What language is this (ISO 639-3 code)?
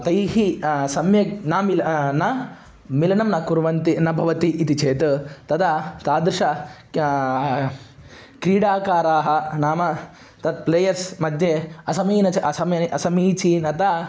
san